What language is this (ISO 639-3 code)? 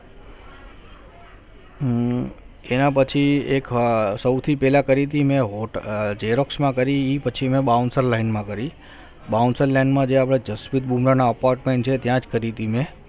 guj